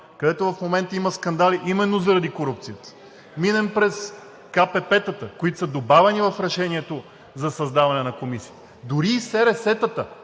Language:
Bulgarian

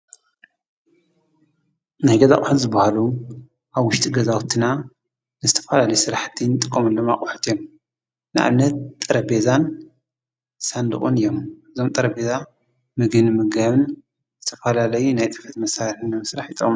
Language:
Tigrinya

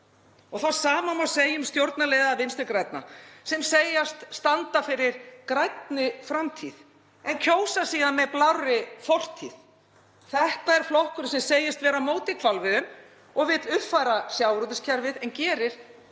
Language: Icelandic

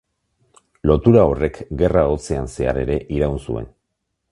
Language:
Basque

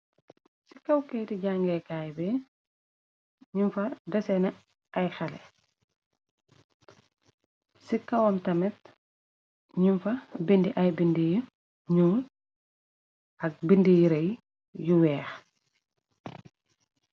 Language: Wolof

